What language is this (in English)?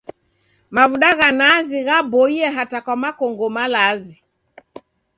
Taita